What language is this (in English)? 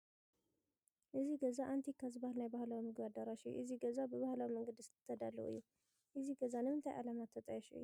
Tigrinya